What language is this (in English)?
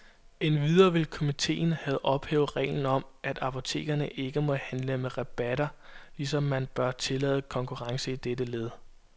Danish